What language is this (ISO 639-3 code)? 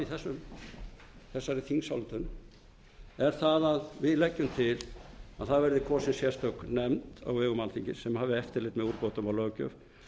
isl